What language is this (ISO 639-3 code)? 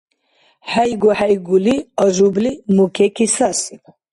dar